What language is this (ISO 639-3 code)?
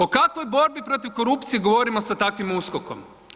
hrv